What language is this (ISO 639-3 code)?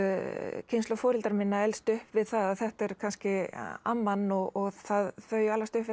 isl